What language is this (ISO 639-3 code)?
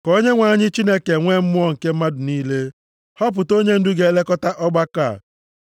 ibo